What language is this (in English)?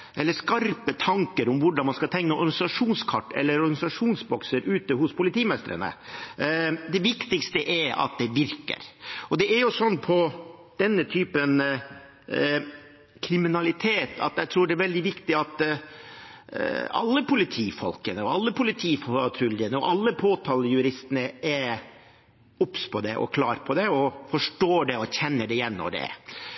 Norwegian Bokmål